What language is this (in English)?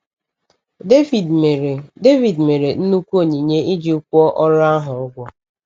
Igbo